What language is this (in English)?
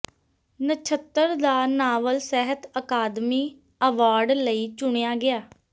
Punjabi